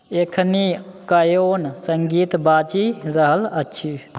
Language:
Maithili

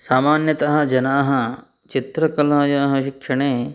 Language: Sanskrit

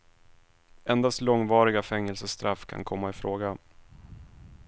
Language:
Swedish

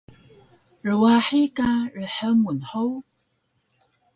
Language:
Taroko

